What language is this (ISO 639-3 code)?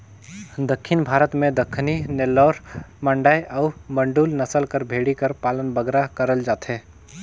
hne